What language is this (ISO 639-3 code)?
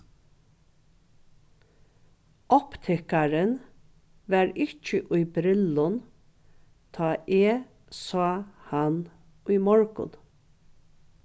fao